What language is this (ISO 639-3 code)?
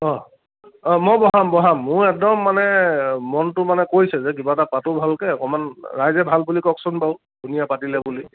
asm